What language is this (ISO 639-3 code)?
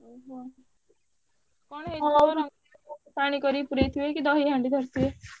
ori